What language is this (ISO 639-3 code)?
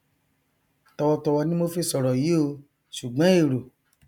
yor